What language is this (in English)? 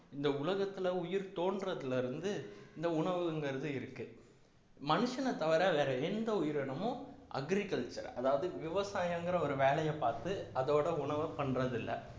Tamil